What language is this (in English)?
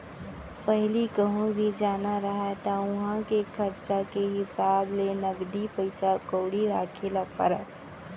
Chhattisgarhi